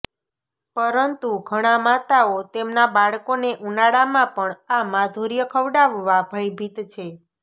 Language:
Gujarati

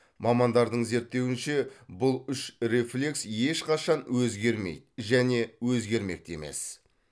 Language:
Kazakh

